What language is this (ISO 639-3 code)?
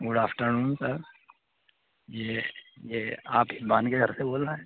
urd